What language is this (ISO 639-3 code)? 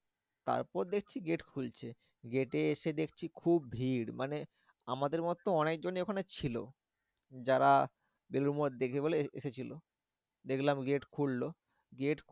ben